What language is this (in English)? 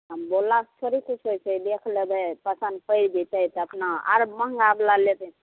Maithili